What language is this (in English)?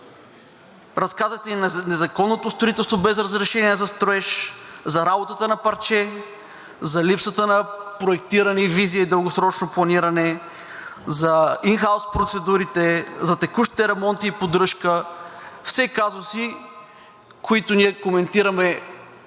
Bulgarian